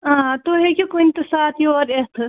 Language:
Kashmiri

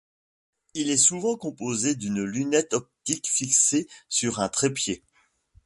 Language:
French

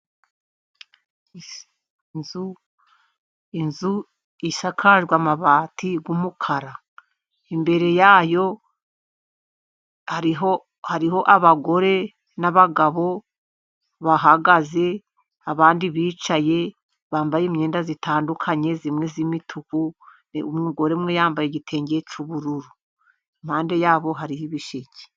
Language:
Kinyarwanda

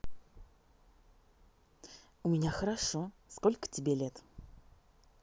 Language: Russian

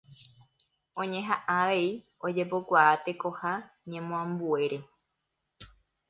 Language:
Guarani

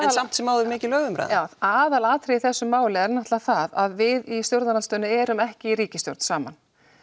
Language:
Icelandic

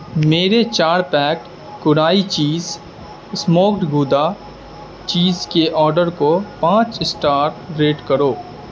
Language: Urdu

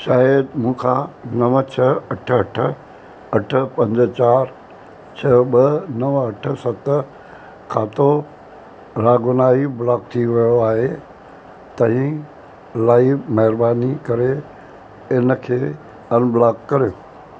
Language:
Sindhi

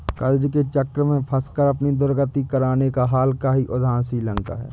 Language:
Hindi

